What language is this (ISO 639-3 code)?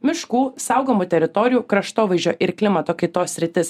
lit